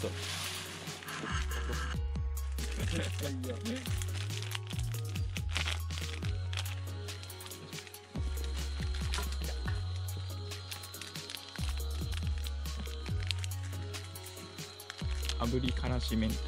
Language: Japanese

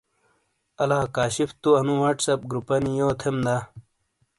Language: Shina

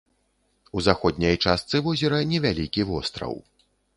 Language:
Belarusian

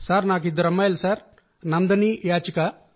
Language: Telugu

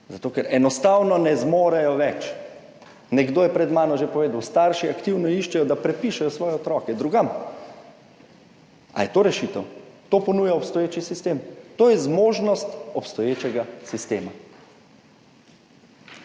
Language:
Slovenian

